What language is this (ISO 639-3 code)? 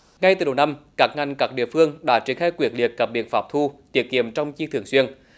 vie